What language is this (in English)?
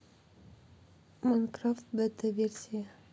Russian